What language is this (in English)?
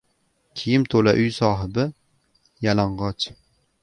Uzbek